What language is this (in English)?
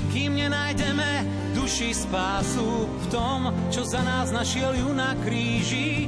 Slovak